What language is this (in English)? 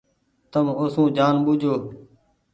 Goaria